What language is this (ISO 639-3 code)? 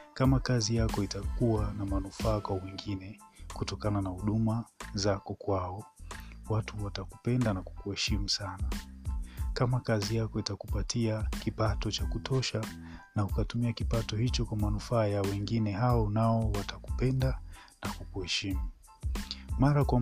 swa